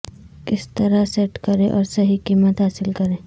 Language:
Urdu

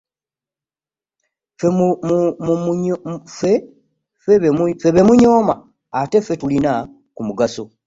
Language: Ganda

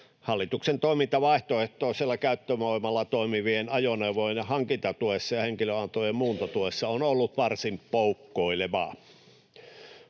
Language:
Finnish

